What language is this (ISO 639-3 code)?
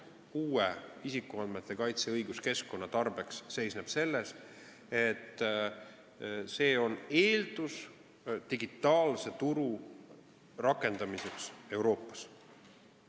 est